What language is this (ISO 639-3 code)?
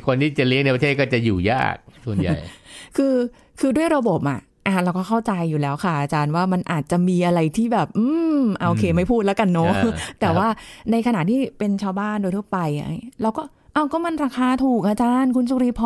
tha